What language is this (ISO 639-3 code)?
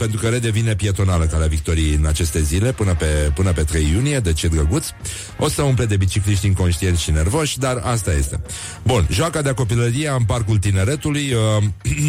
ron